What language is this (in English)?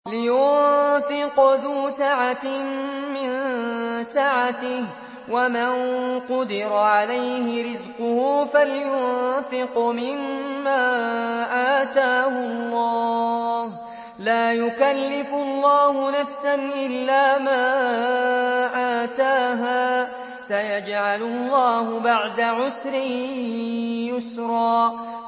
Arabic